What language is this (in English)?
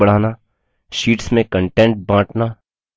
Hindi